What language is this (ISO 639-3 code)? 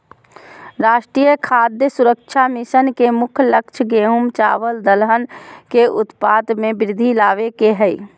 mag